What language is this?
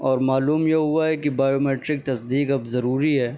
Urdu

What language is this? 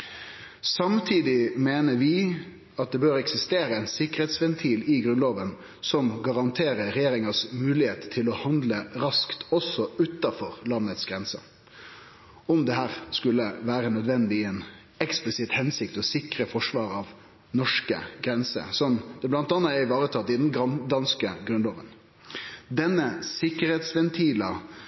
Norwegian Nynorsk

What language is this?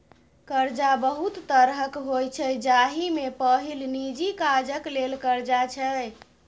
Maithili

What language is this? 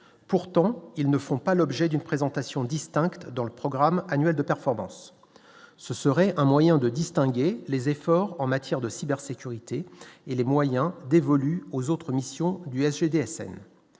French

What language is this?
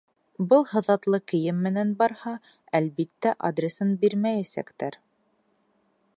Bashkir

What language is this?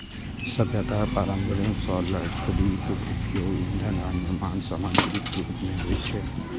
Maithili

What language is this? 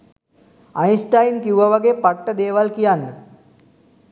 Sinhala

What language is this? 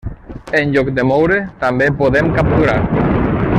Catalan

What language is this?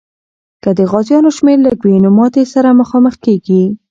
Pashto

